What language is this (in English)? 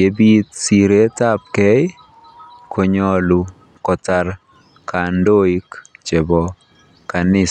Kalenjin